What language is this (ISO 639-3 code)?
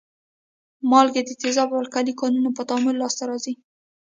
pus